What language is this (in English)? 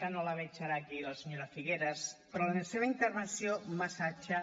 Catalan